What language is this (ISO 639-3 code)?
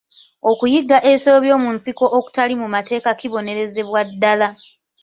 lug